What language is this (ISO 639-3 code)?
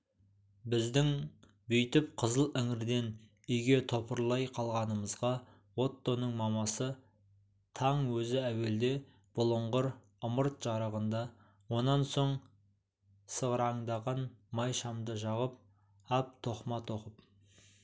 kaz